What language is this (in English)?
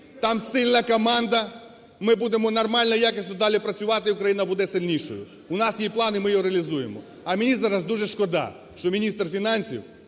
Ukrainian